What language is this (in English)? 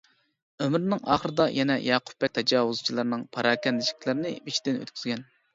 Uyghur